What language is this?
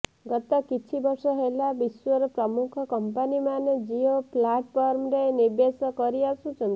Odia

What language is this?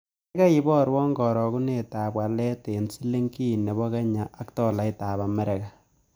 Kalenjin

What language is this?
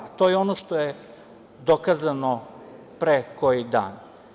Serbian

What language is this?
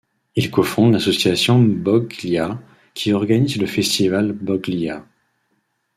French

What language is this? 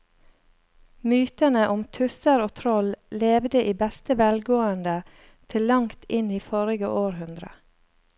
Norwegian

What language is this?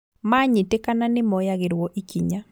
Kikuyu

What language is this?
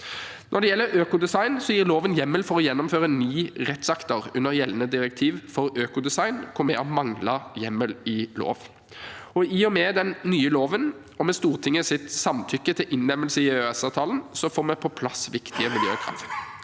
Norwegian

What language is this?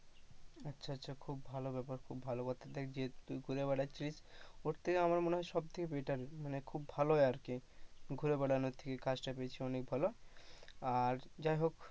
Bangla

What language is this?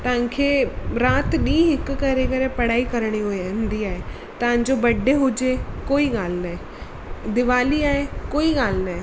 Sindhi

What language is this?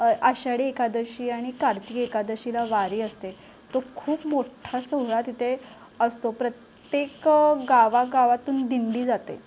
Marathi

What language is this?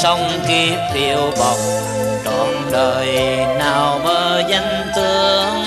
Vietnamese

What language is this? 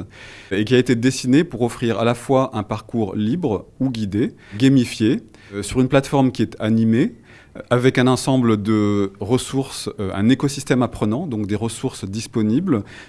French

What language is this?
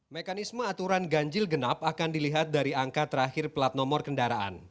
Indonesian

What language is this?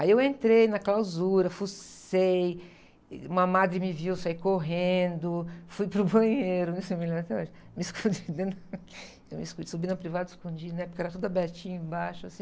Portuguese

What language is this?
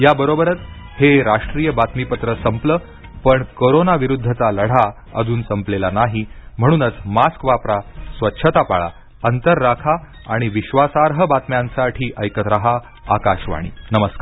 Marathi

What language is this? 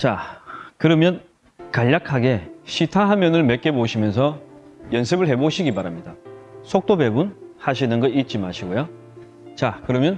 Korean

